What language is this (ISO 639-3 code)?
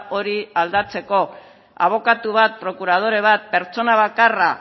eus